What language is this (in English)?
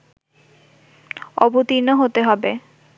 Bangla